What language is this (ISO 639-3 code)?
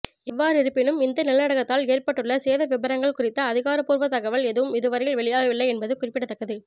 tam